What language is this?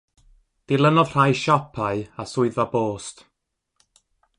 Welsh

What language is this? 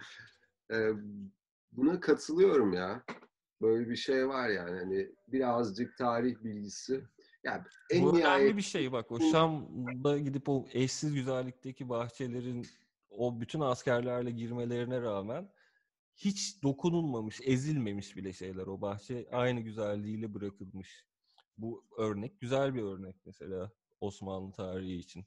Turkish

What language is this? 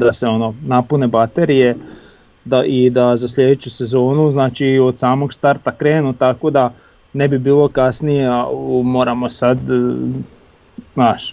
Croatian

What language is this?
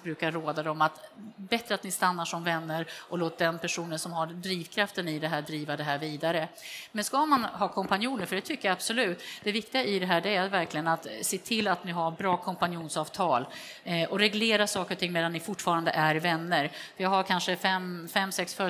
Swedish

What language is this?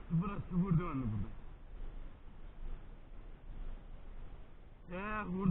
Turkish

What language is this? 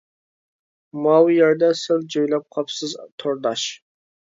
Uyghur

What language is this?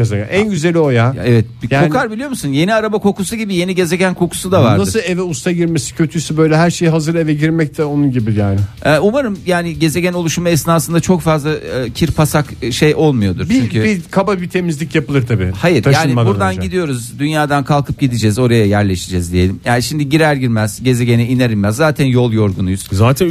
Turkish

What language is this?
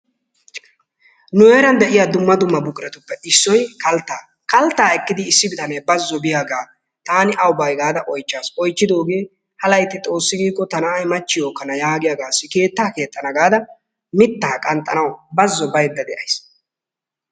Wolaytta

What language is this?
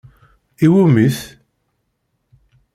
Kabyle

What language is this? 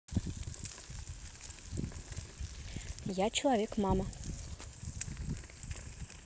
Russian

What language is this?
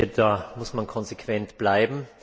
German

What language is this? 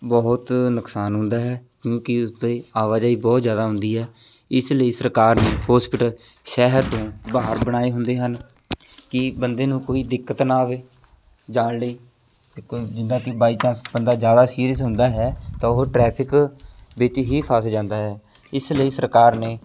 Punjabi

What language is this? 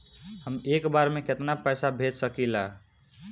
Bhojpuri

